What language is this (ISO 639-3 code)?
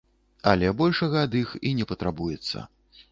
bel